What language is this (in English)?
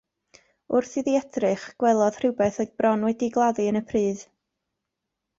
Welsh